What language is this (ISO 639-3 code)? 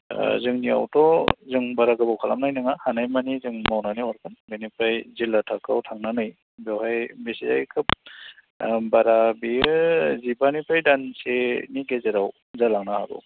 brx